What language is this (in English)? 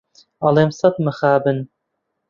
Central Kurdish